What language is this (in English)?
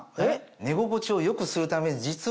Japanese